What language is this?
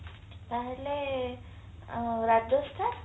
Odia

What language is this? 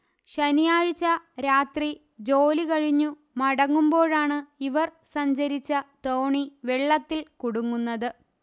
Malayalam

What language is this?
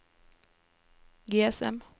Norwegian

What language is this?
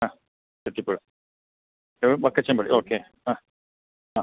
Malayalam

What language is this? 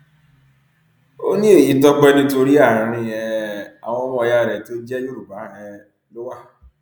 Yoruba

